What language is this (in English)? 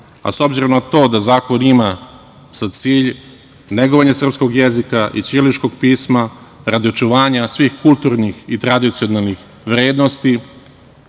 Serbian